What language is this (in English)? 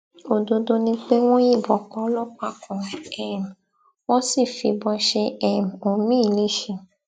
Yoruba